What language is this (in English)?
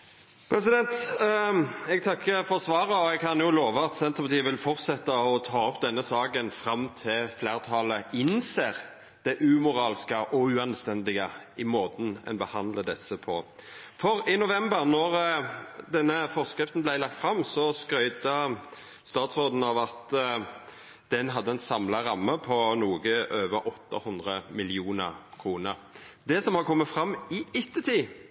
Norwegian Nynorsk